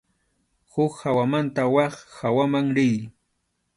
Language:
Arequipa-La Unión Quechua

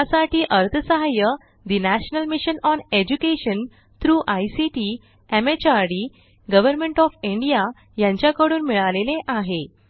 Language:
Marathi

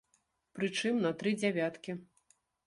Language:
Belarusian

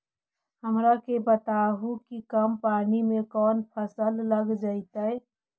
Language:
Magahi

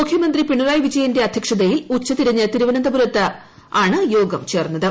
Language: Malayalam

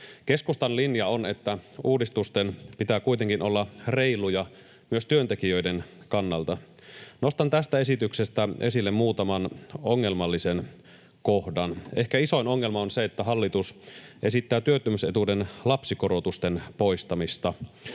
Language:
Finnish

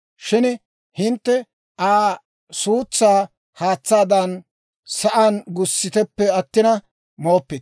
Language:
Dawro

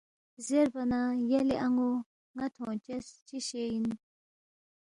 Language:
Balti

